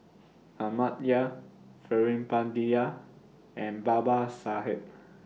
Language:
English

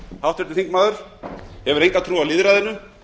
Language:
Icelandic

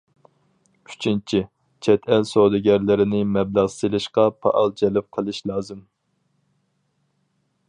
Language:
Uyghur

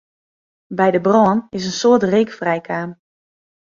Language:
Western Frisian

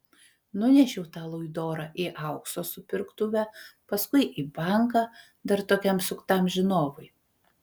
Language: Lithuanian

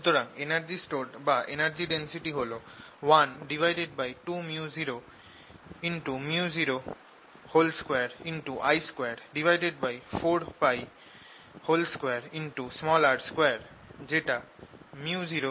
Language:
Bangla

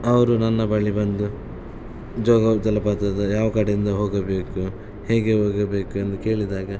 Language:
Kannada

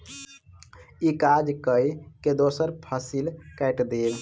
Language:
Maithili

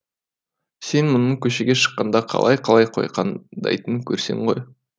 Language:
Kazakh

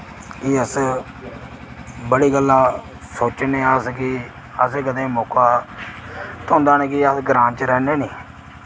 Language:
Dogri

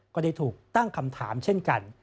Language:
Thai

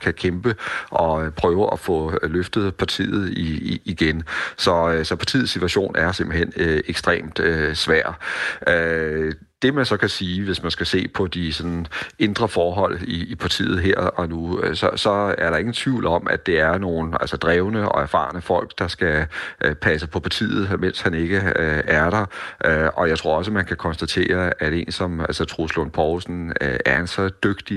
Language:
Danish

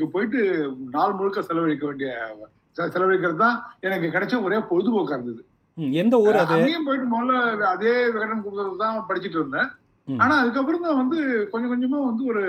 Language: Tamil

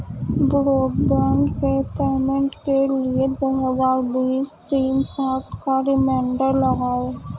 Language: Urdu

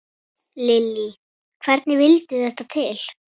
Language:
Icelandic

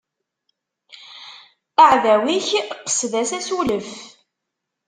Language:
Kabyle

